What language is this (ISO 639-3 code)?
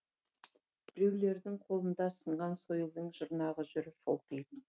kaz